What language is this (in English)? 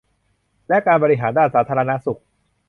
Thai